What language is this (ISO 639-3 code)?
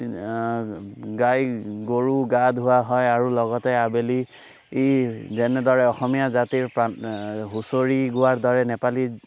asm